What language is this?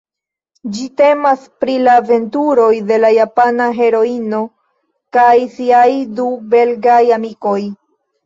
Esperanto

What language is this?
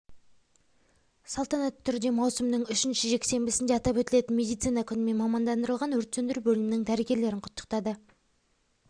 Kazakh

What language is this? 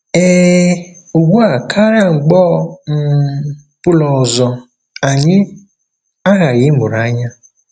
Igbo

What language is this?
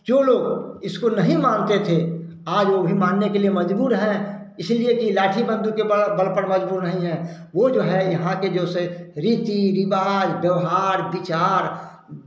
Hindi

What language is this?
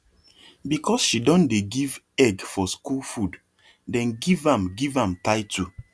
Nigerian Pidgin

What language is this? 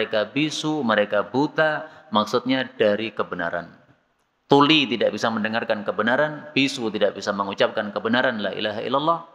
Indonesian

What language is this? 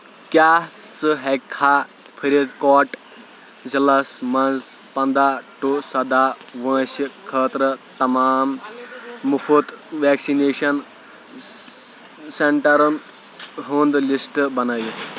Kashmiri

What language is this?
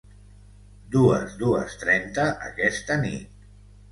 Catalan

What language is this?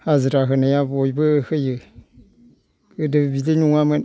Bodo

